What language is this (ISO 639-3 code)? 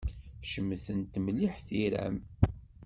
kab